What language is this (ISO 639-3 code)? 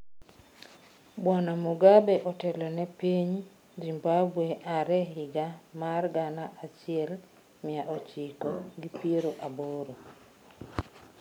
luo